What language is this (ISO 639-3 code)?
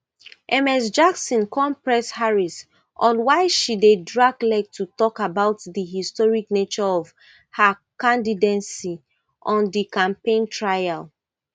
pcm